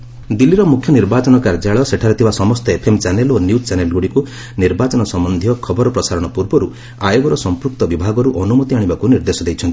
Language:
Odia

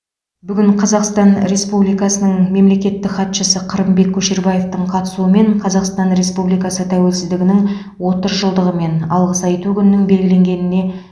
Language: Kazakh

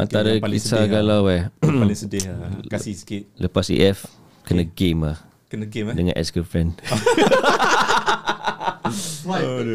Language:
Malay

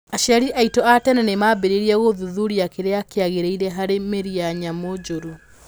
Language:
Kikuyu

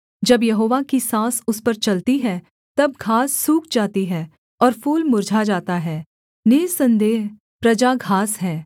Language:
Hindi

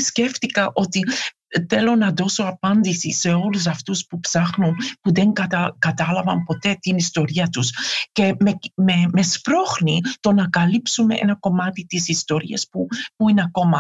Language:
Greek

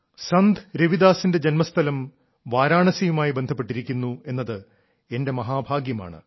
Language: Malayalam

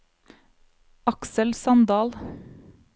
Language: Norwegian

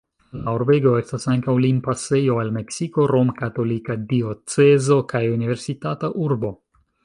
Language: Esperanto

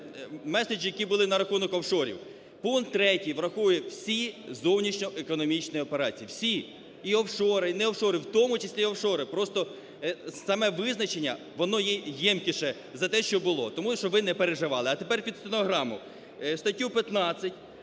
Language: Ukrainian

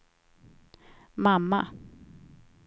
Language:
Swedish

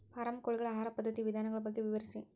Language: Kannada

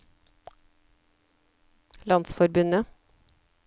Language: Norwegian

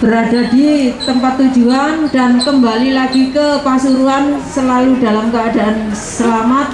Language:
Indonesian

